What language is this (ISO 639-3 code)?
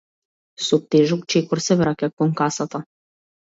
mkd